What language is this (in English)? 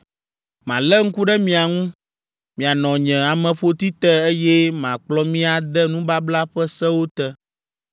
Ewe